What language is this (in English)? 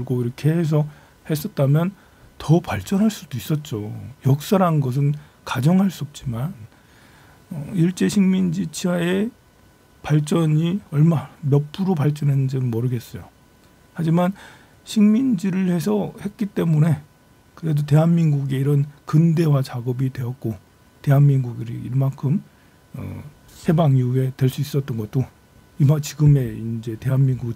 Korean